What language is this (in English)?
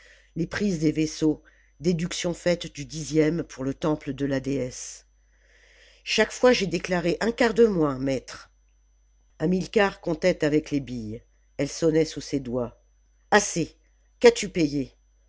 French